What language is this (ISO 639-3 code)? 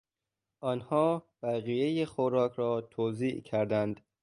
fas